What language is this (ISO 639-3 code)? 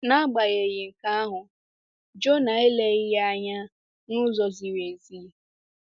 ibo